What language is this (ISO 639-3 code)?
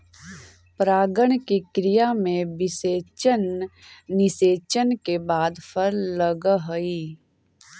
mag